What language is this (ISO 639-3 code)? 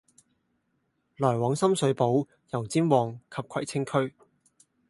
yue